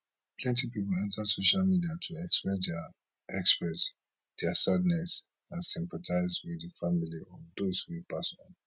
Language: Nigerian Pidgin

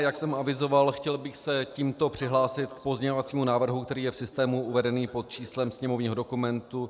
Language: Czech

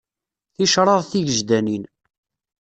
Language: Kabyle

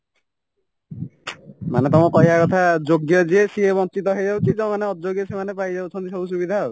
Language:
Odia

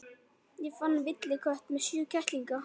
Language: Icelandic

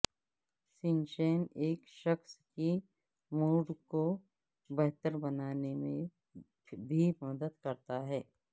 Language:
Urdu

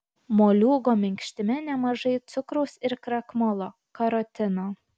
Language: Lithuanian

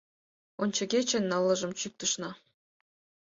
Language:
Mari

